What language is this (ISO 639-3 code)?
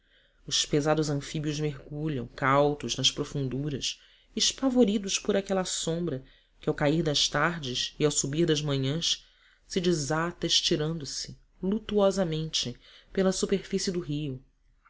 por